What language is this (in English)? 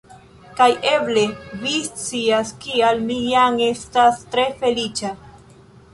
Esperanto